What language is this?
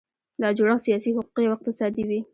Pashto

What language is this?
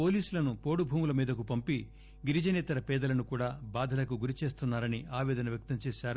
Telugu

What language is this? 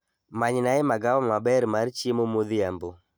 Luo (Kenya and Tanzania)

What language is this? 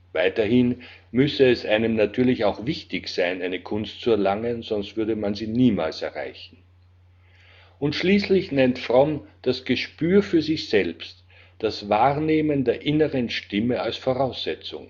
German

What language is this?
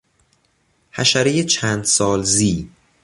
Persian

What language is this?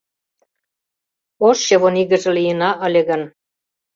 Mari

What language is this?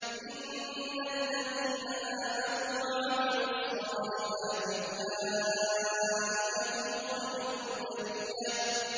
Arabic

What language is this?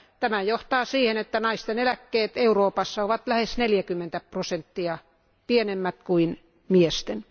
Finnish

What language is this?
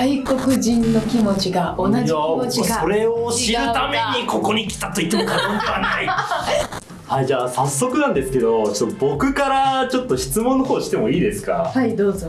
Japanese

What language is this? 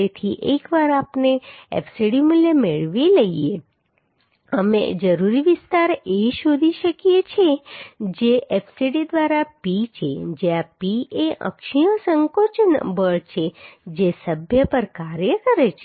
Gujarati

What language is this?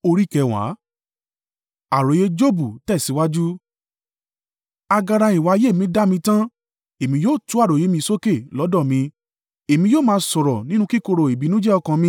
Yoruba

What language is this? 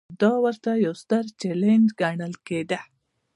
Pashto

